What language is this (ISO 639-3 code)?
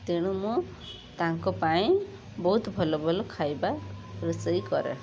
ori